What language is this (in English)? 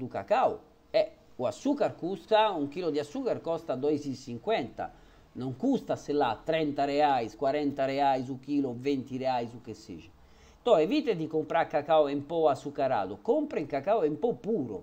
Italian